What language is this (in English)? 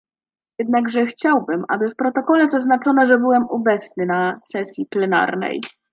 Polish